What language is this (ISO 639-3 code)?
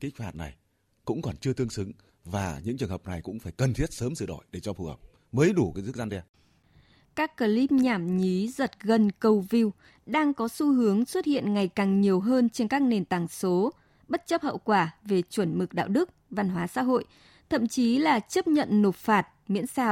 vie